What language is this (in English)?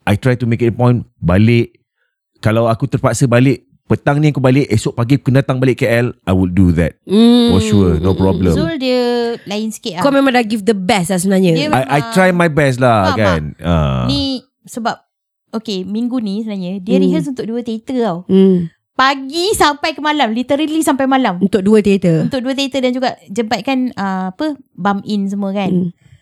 Malay